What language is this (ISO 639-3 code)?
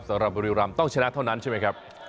tha